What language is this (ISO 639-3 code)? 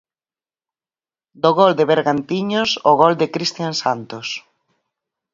glg